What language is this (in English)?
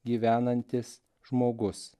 Lithuanian